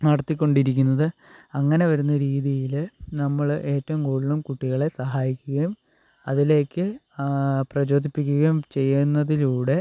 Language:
Malayalam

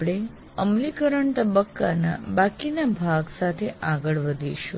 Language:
Gujarati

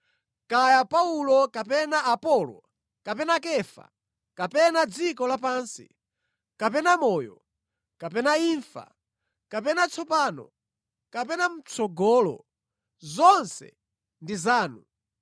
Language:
Nyanja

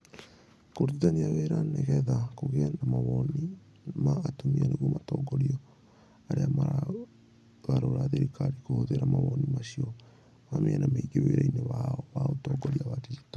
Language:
Kikuyu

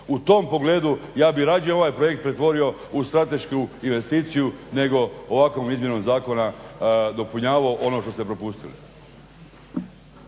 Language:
Croatian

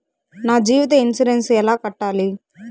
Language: Telugu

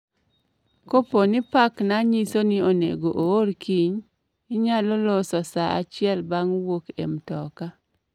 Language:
Luo (Kenya and Tanzania)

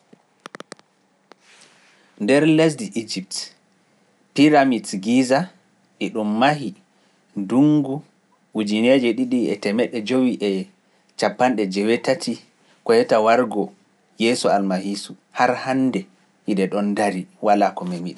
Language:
Pular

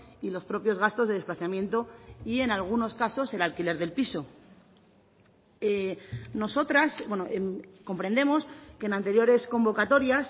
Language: Spanish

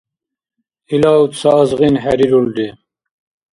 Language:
Dargwa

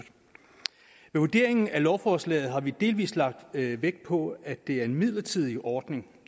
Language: Danish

